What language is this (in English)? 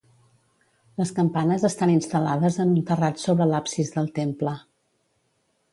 Catalan